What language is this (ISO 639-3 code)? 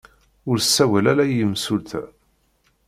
kab